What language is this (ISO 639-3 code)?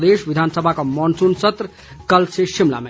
hin